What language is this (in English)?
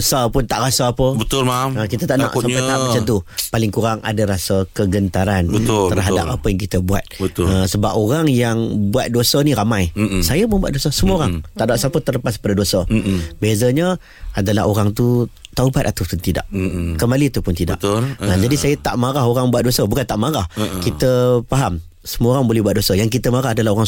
Malay